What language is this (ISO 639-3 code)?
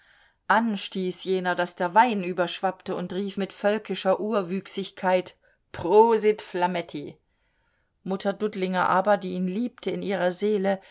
deu